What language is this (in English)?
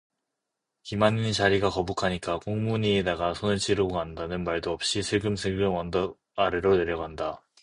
Korean